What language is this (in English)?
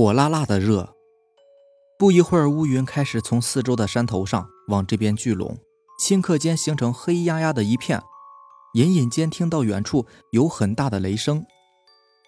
Chinese